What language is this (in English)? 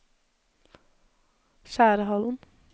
Norwegian